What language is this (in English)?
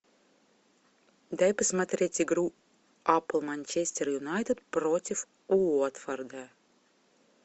Russian